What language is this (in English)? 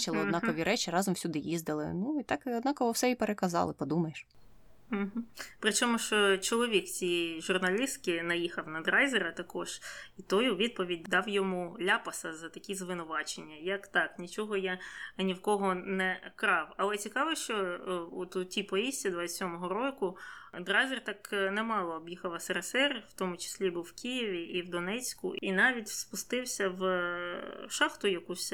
Ukrainian